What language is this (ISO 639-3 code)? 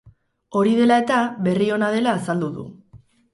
eus